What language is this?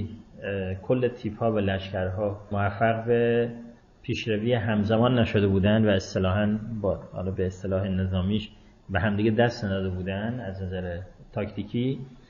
Persian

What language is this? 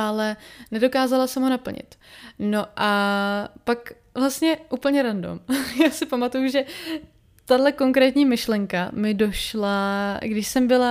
Czech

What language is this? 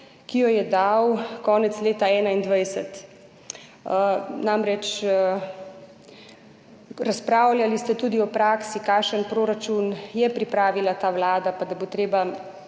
Slovenian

